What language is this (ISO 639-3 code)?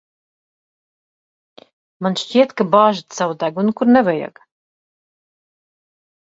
lav